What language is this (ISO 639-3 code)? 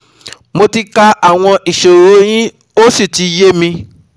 yor